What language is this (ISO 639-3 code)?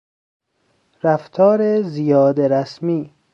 fas